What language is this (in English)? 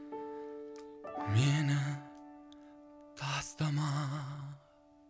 Kazakh